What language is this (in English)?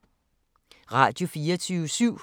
Danish